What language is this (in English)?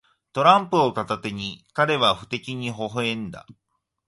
Japanese